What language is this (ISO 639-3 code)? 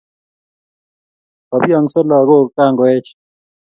kln